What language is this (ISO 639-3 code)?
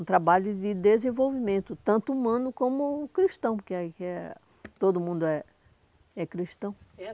por